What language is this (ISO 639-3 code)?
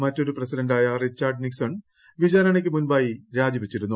mal